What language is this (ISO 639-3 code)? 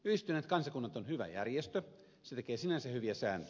fin